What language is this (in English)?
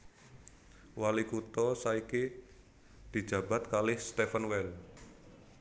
Javanese